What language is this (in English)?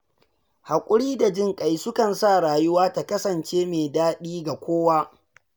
Hausa